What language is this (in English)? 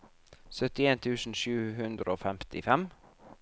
Norwegian